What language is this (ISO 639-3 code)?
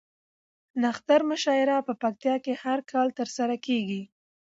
pus